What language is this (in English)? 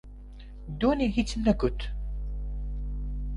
Central Kurdish